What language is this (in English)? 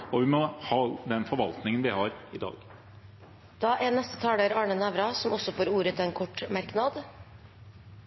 Norwegian Bokmål